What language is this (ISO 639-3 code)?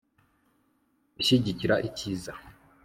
kin